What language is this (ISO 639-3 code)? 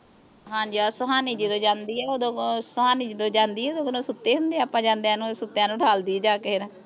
pan